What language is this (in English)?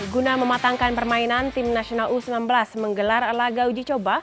Indonesian